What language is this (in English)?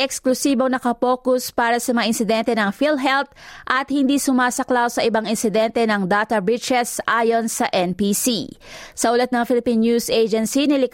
Filipino